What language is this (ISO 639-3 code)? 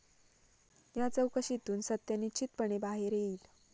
mar